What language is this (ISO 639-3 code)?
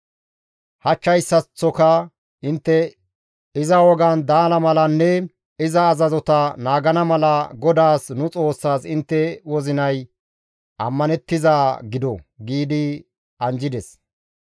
gmv